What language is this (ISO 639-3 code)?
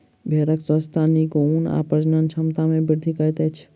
mai